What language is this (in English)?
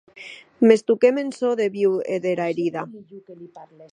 Occitan